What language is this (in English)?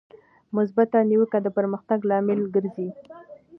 Pashto